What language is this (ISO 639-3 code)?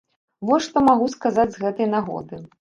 bel